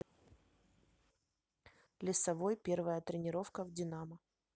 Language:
Russian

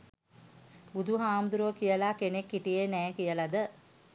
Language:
Sinhala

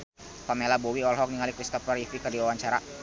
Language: Sundanese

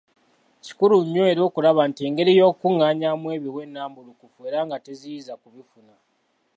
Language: Ganda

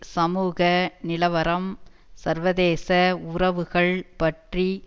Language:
Tamil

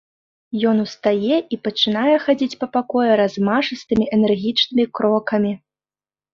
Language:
Belarusian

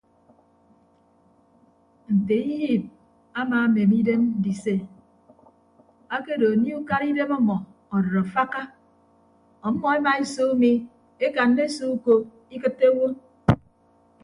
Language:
Ibibio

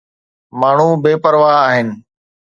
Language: Sindhi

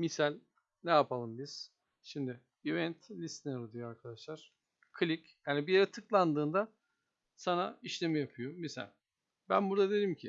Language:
Turkish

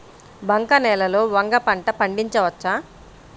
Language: Telugu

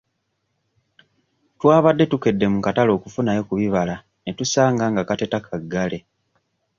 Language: Ganda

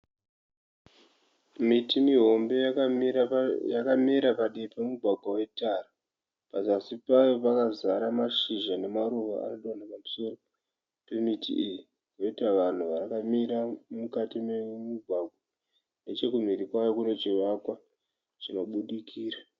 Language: Shona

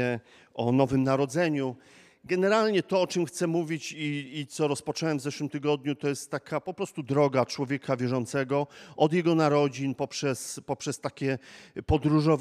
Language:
Polish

